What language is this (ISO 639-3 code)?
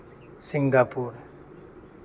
sat